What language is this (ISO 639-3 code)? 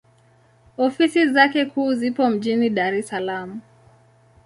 swa